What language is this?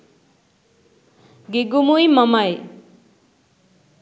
Sinhala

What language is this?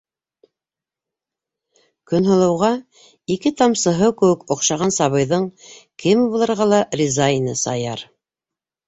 Bashkir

